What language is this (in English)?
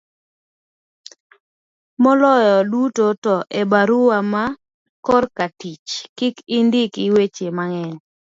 Luo (Kenya and Tanzania)